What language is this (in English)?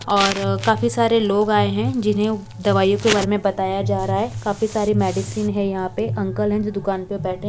Hindi